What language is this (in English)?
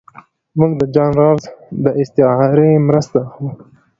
Pashto